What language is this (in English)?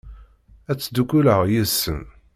Kabyle